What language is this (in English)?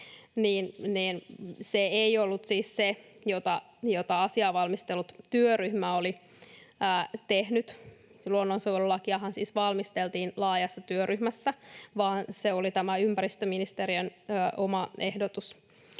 Finnish